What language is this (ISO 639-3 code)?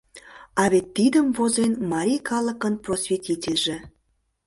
chm